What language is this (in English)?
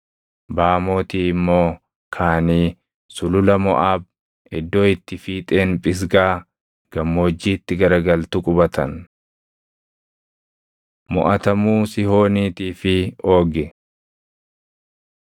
Oromo